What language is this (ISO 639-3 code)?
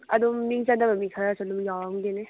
mni